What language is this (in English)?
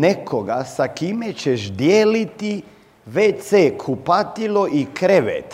Croatian